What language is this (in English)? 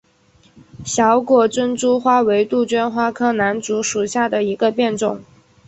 Chinese